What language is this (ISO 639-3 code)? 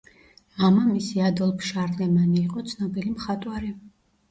kat